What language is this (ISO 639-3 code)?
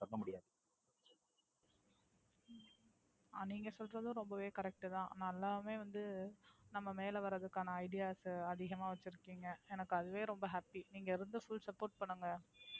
tam